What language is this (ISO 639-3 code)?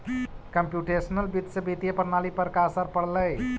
mag